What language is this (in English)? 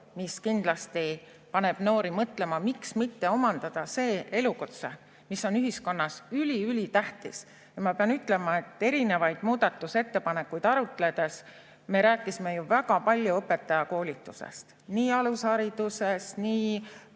Estonian